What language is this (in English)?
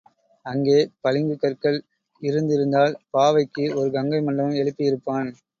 Tamil